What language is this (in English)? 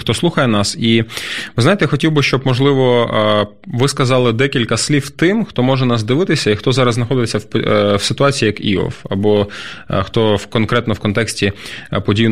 Ukrainian